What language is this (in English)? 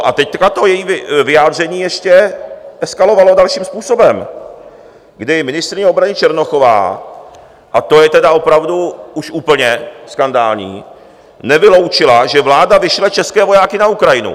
Czech